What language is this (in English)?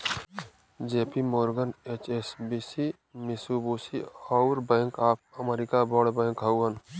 Bhojpuri